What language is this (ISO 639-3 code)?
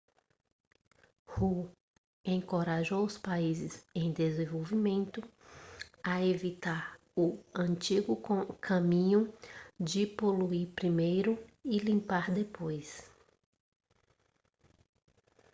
por